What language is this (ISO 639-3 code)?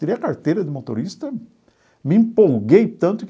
por